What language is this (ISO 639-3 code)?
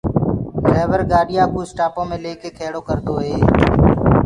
ggg